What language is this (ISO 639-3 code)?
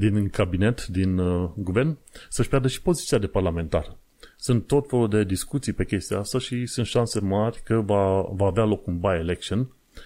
ron